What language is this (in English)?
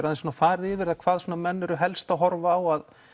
Icelandic